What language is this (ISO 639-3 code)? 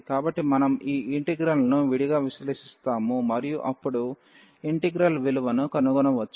tel